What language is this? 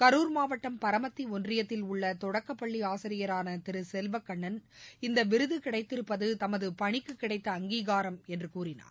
Tamil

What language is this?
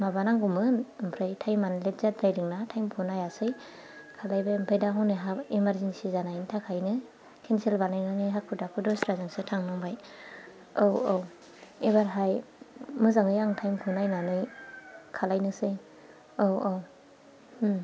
Bodo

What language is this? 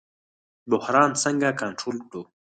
Pashto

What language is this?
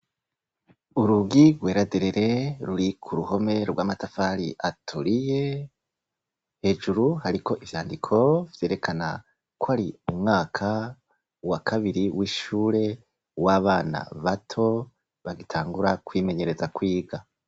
Rundi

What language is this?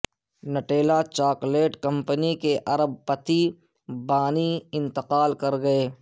Urdu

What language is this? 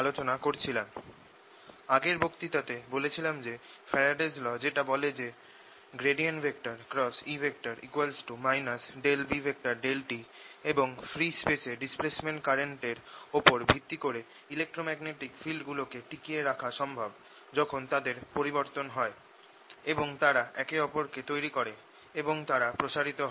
Bangla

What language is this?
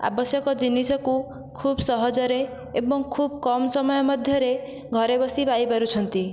Odia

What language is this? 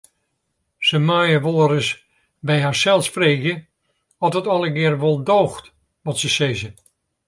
Western Frisian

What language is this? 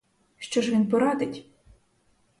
Ukrainian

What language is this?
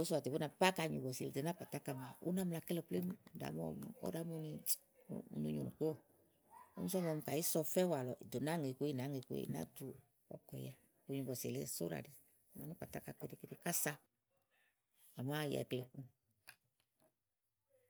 Igo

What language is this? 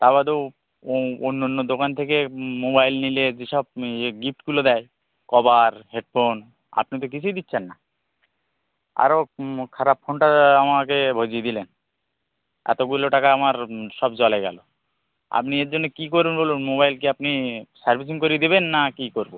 Bangla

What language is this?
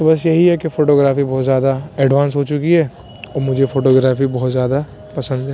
Urdu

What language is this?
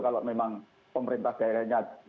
Indonesian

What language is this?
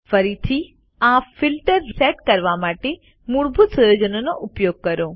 Gujarati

